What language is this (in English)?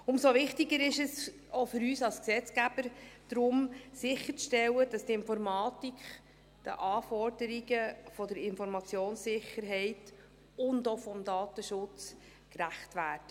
Swiss German